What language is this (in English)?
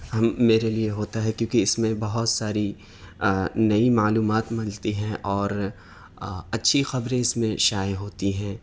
Urdu